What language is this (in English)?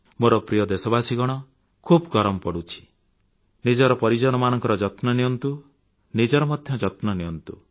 Odia